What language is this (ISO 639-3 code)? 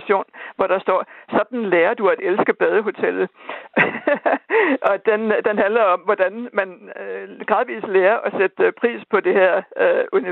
dan